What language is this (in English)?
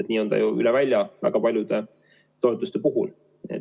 Estonian